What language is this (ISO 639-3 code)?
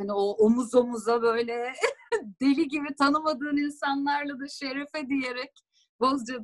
tur